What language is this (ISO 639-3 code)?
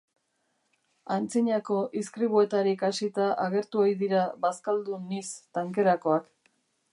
eus